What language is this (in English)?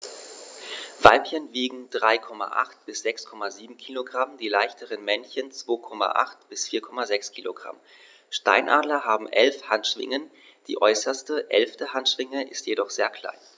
German